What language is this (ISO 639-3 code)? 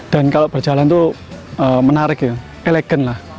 ind